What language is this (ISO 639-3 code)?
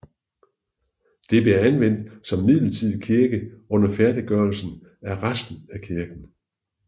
dan